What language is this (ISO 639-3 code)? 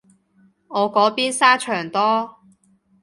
yue